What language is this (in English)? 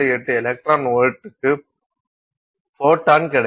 Tamil